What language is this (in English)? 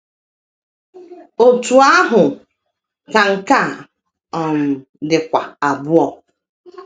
Igbo